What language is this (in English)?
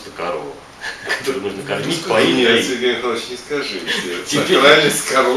Russian